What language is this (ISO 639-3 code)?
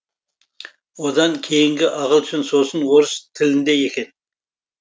kaz